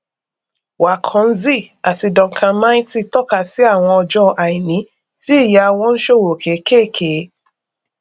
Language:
Yoruba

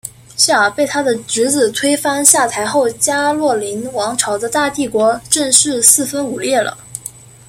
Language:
Chinese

